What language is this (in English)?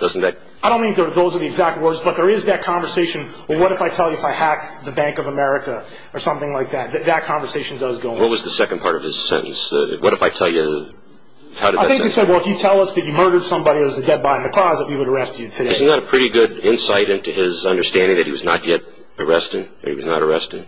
English